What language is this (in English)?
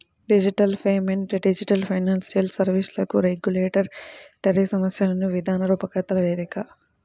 Telugu